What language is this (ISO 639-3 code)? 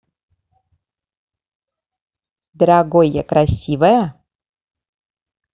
rus